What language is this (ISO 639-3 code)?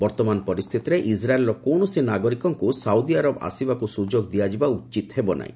ori